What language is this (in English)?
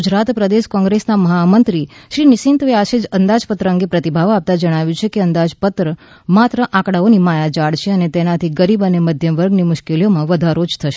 Gujarati